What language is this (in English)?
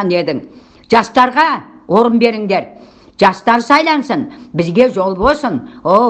Turkish